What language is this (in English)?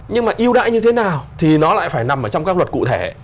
Vietnamese